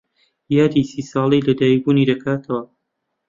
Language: Central Kurdish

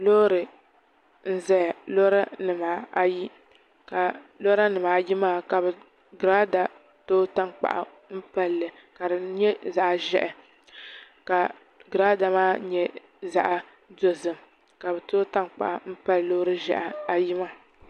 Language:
Dagbani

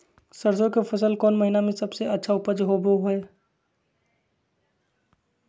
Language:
Magahi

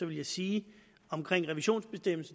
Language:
Danish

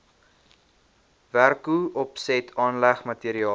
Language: Afrikaans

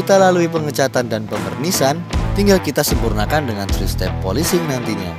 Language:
Indonesian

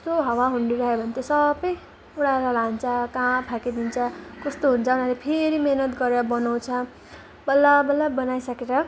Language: Nepali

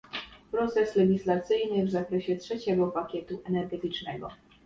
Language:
Polish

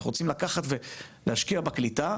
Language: Hebrew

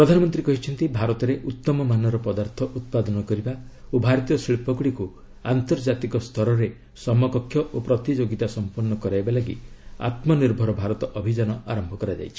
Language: Odia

